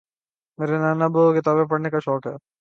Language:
Urdu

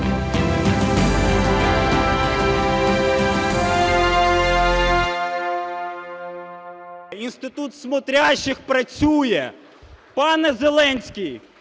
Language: Ukrainian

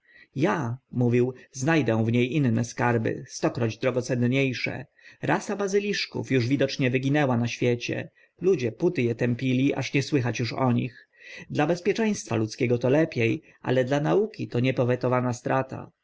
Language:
Polish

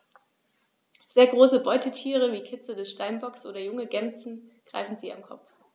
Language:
German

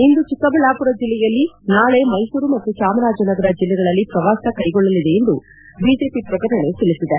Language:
Kannada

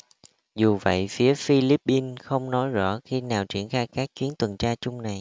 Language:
Vietnamese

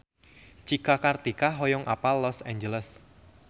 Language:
Sundanese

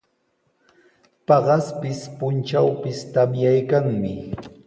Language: Sihuas Ancash Quechua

